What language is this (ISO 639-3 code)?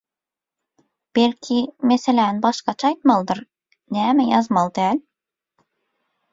tuk